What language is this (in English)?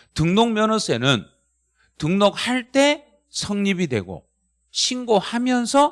Korean